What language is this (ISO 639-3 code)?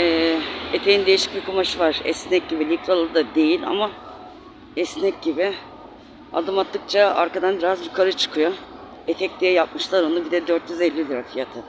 tur